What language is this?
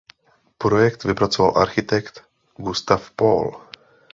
Czech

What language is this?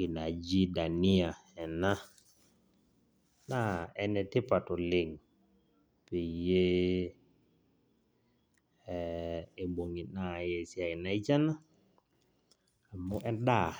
Masai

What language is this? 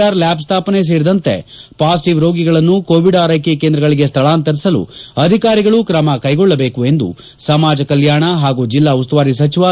Kannada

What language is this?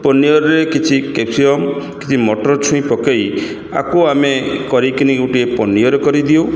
Odia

